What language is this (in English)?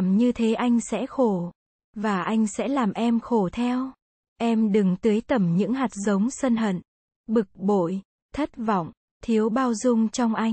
Vietnamese